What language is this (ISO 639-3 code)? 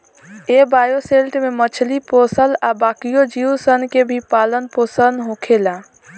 bho